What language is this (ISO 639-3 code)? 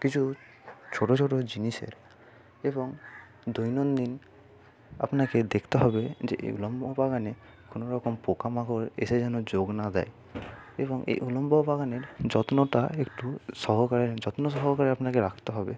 ben